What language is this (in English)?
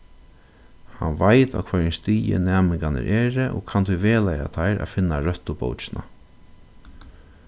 Faroese